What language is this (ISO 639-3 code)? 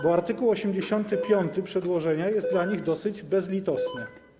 pol